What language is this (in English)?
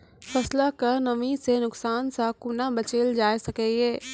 Maithili